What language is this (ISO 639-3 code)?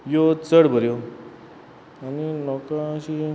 kok